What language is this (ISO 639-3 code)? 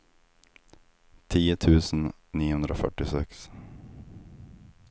swe